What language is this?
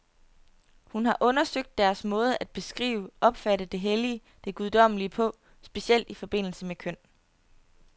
Danish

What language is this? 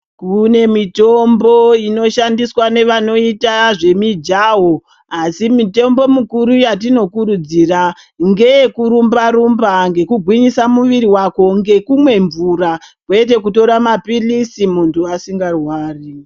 Ndau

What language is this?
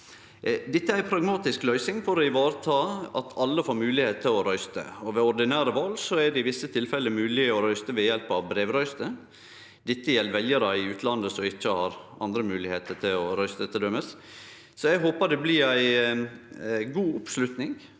Norwegian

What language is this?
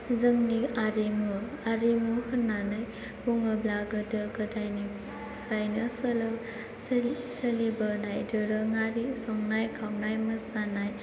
Bodo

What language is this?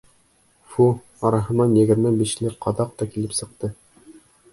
Bashkir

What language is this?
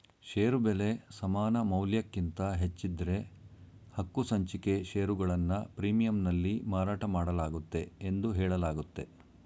Kannada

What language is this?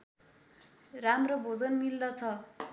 Nepali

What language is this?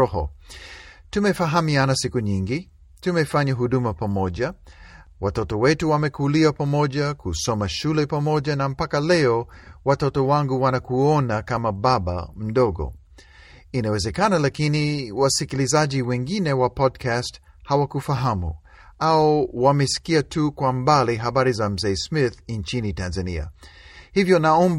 Swahili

